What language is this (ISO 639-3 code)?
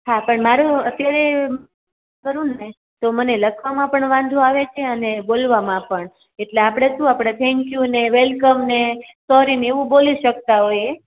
guj